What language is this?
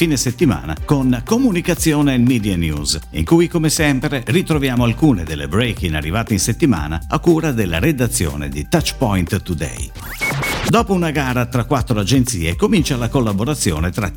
Italian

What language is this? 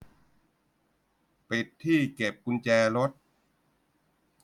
Thai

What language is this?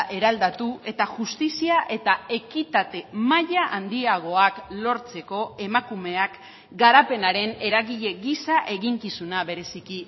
Basque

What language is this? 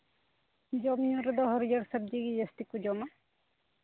Santali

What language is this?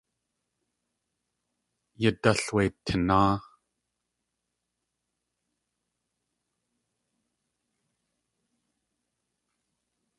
Tlingit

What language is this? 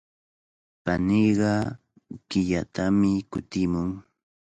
Cajatambo North Lima Quechua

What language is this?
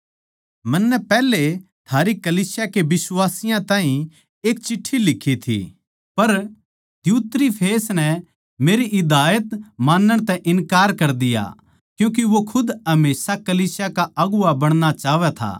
Haryanvi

